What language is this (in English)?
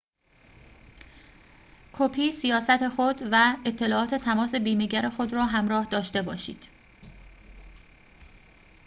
Persian